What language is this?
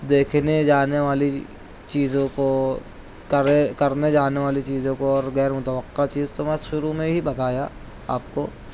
Urdu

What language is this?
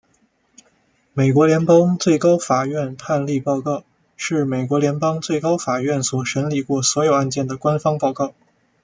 Chinese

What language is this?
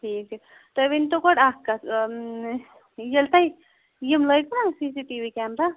Kashmiri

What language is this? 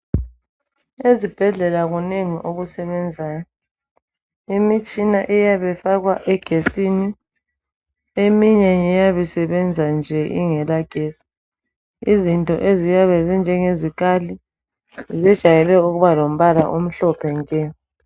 North Ndebele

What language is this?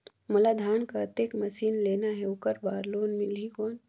Chhattisgarhi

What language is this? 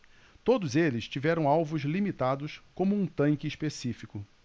Portuguese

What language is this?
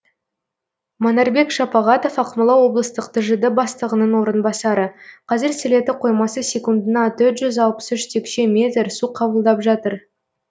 Kazakh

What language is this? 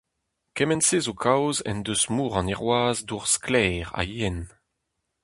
Breton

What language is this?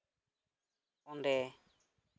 Santali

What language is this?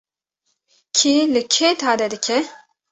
Kurdish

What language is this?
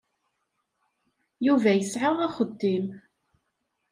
Kabyle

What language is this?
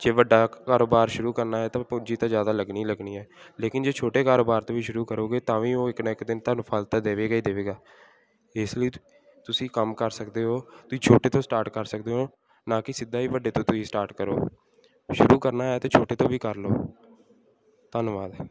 Punjabi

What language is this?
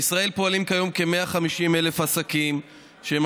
Hebrew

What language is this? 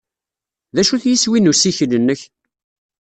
Kabyle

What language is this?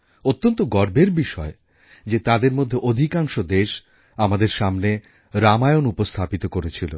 Bangla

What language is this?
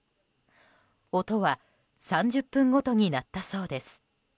Japanese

